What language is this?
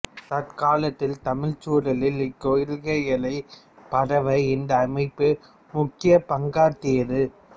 Tamil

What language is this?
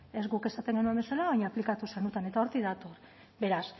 Basque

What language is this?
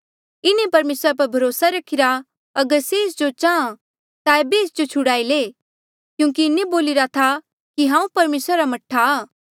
Mandeali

